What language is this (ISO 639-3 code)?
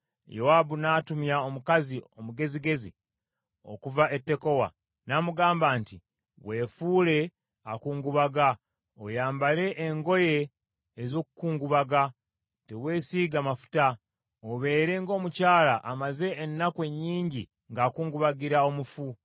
lug